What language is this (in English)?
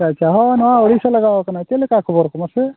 Santali